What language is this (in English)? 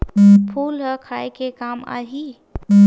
Chhattisgarhi